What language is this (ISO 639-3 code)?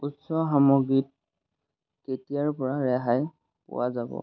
asm